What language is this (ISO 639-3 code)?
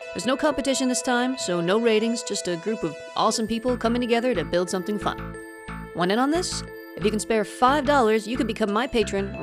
eng